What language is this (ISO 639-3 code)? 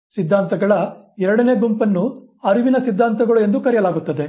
kan